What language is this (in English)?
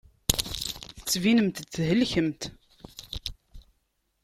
Kabyle